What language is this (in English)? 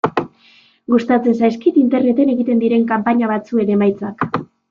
Basque